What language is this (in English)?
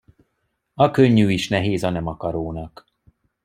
Hungarian